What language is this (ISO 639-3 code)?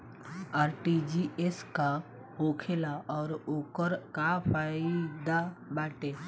bho